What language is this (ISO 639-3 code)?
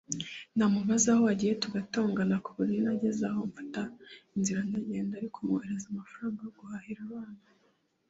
kin